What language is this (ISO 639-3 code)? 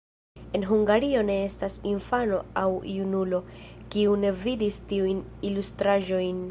epo